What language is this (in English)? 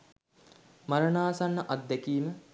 Sinhala